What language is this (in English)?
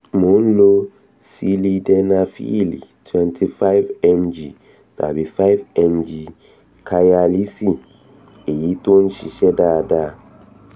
Yoruba